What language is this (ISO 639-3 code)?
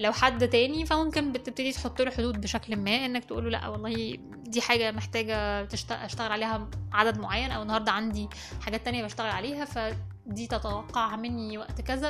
ara